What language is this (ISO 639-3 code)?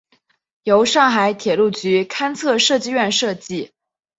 zho